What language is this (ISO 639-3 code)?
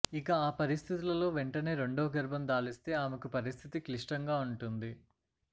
tel